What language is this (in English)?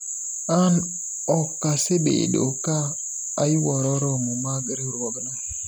Luo (Kenya and Tanzania)